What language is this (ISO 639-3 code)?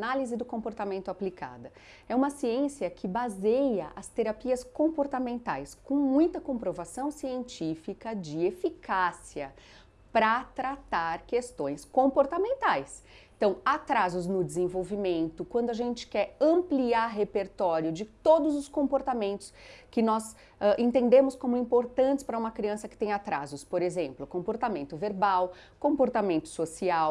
por